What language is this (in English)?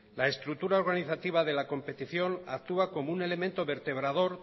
Spanish